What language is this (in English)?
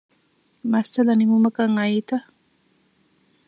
Divehi